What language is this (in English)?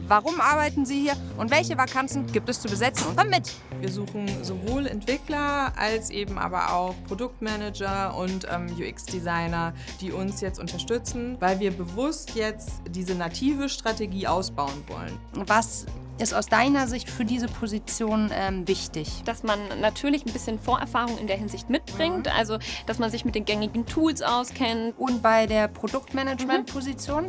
German